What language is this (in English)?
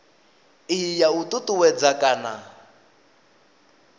Venda